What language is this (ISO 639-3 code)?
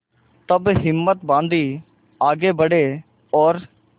hin